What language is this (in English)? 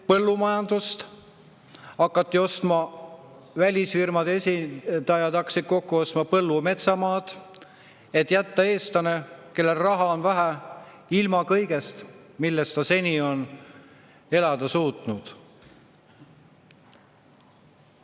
Estonian